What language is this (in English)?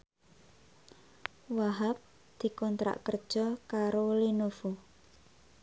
Javanese